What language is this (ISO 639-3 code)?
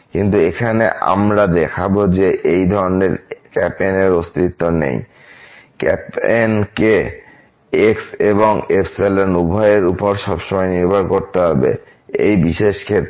ben